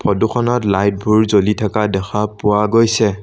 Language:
Assamese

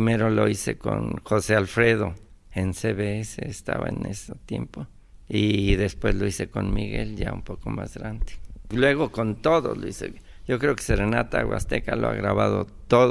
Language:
Spanish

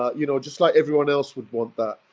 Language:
English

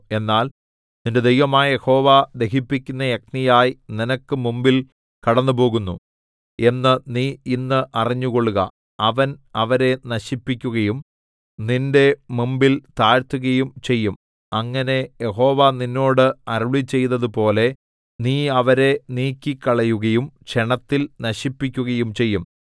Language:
Malayalam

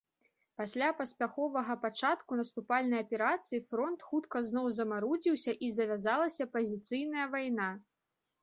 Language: Belarusian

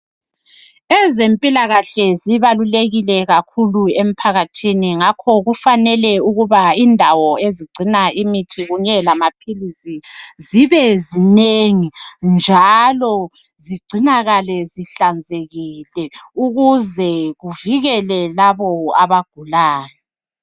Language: North Ndebele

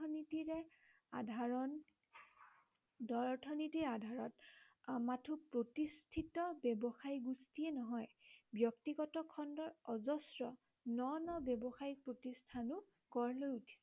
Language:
Assamese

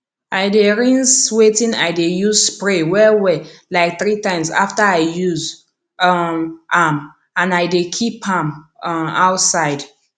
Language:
Nigerian Pidgin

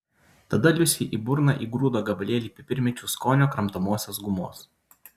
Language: Lithuanian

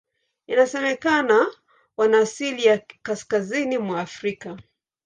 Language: Swahili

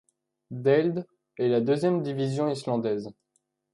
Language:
French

